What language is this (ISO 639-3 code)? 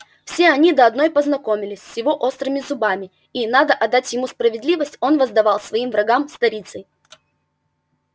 rus